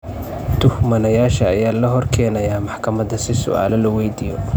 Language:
Somali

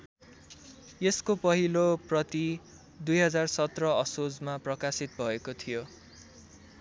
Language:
Nepali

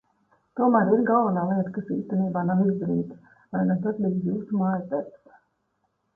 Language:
Latvian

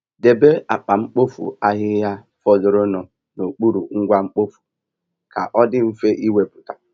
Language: Igbo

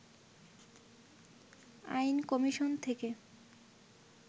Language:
Bangla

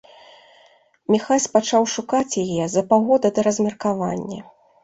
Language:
Belarusian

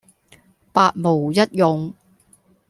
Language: Cantonese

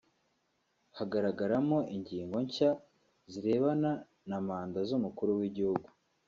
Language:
Kinyarwanda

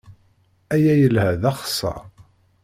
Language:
Kabyle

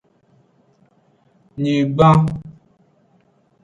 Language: Aja (Benin)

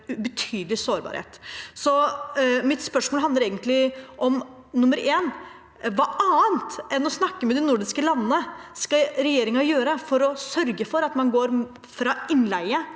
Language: Norwegian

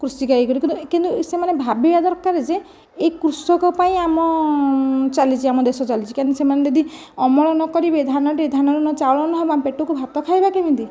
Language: Odia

